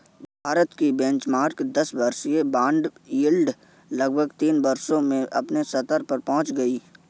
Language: Hindi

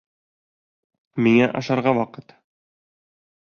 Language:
Bashkir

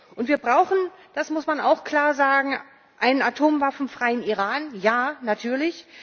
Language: German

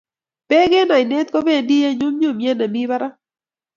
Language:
Kalenjin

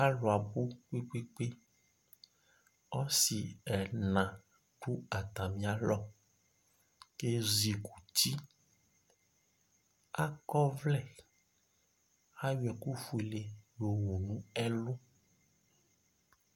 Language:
Ikposo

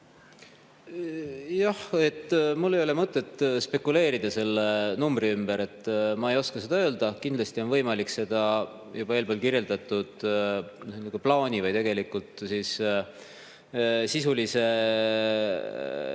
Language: Estonian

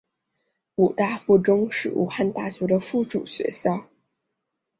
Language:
Chinese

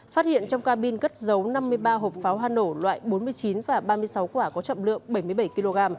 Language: Vietnamese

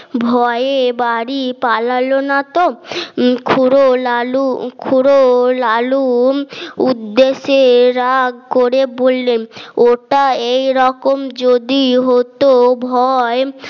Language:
Bangla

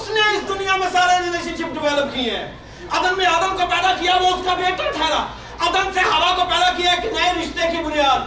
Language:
Urdu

